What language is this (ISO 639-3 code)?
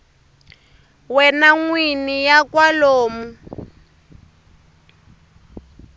tso